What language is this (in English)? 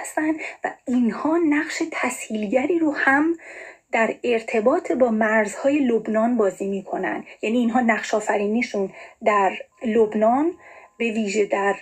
Persian